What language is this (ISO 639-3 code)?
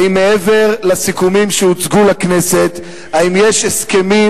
heb